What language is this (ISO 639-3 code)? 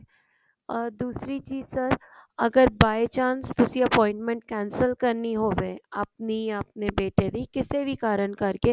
pan